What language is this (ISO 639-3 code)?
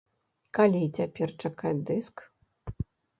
bel